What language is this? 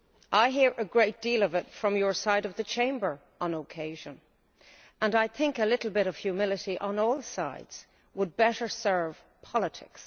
English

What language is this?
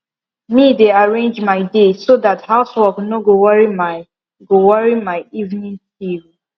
Nigerian Pidgin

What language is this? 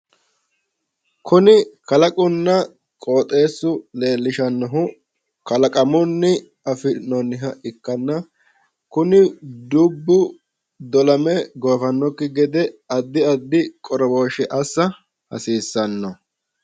Sidamo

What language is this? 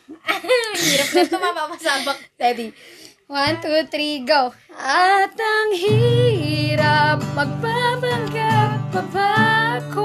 Filipino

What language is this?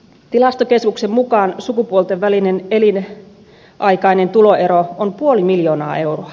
Finnish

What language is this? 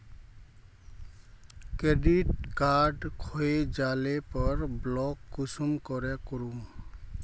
Magahi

